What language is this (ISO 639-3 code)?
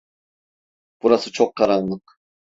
tur